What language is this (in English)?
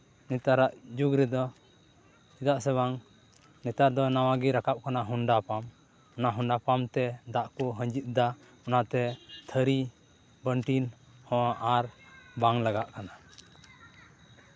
Santali